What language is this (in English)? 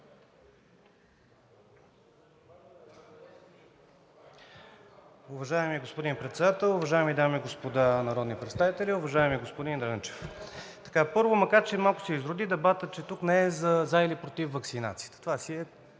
Bulgarian